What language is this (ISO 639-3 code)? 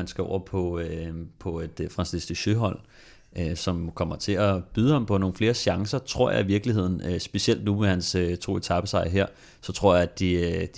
dan